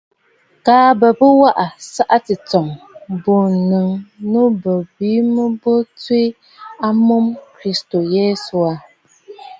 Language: Bafut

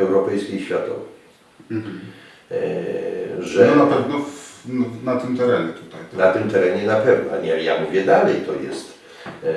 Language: Polish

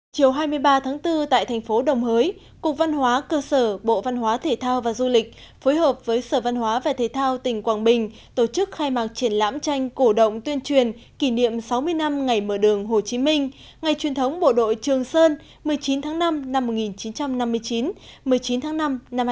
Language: Vietnamese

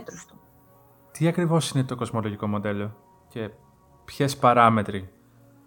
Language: Greek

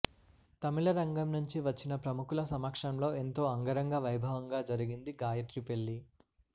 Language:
Telugu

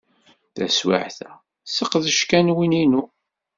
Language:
Kabyle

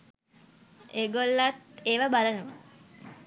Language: Sinhala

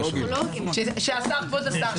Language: Hebrew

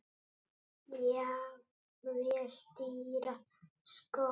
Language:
Icelandic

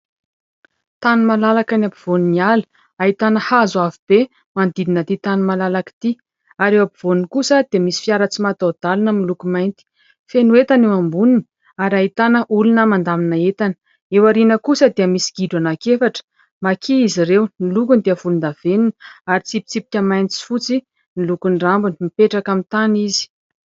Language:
Malagasy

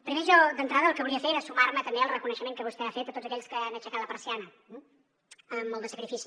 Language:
Catalan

